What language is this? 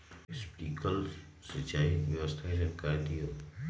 Magahi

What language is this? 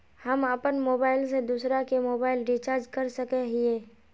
Magahi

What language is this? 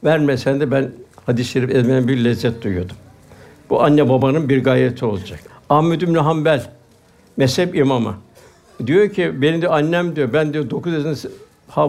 Turkish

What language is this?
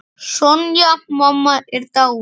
Icelandic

